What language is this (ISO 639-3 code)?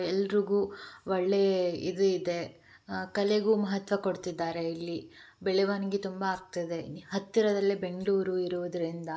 kan